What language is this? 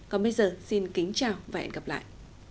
Vietnamese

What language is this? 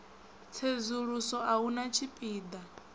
Venda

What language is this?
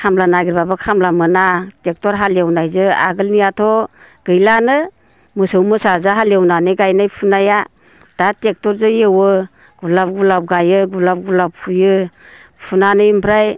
Bodo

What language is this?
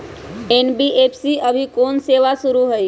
Magahi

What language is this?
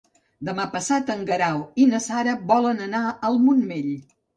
Catalan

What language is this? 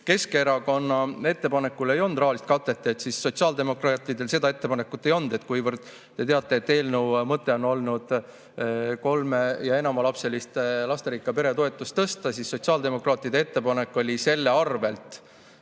Estonian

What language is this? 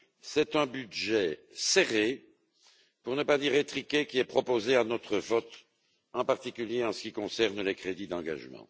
French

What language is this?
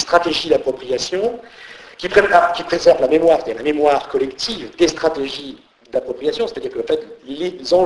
French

